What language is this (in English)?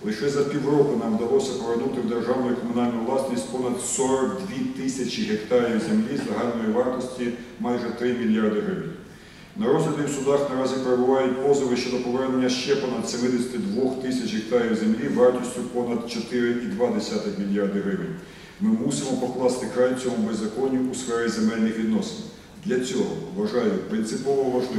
Ukrainian